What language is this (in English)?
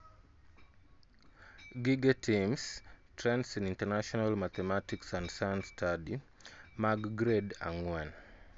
Luo (Kenya and Tanzania)